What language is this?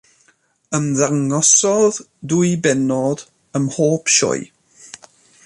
Welsh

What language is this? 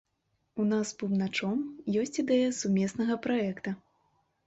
Belarusian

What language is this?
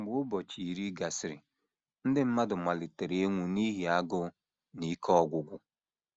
Igbo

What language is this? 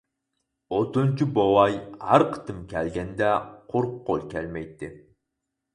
Uyghur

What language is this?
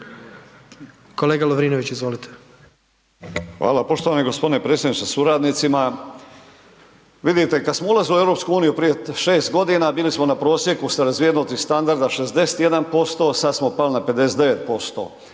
Croatian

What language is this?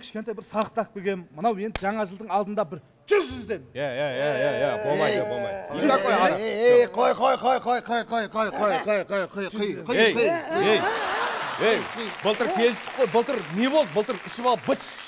Turkish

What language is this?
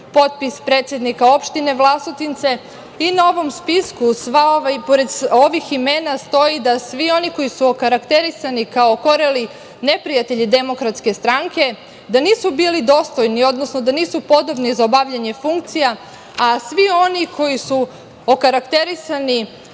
Serbian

